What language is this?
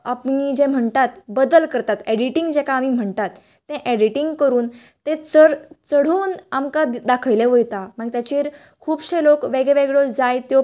Konkani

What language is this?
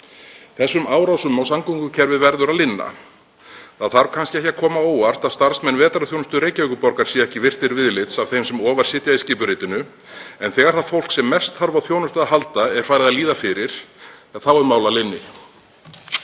Icelandic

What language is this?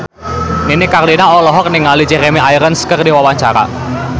Sundanese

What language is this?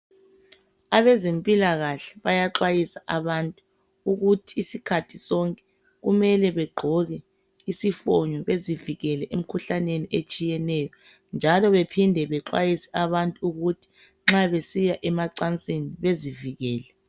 North Ndebele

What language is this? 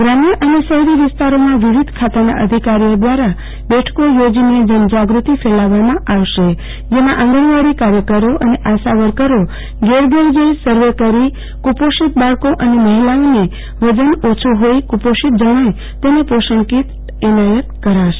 Gujarati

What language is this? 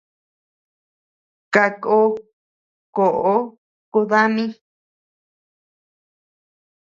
Tepeuxila Cuicatec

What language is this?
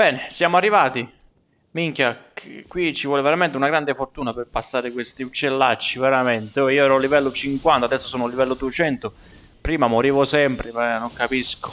Italian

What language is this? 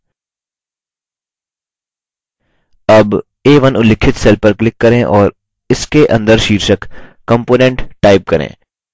Hindi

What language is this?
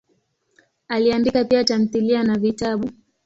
Swahili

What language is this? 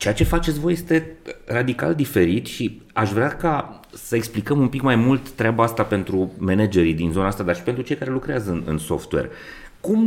Romanian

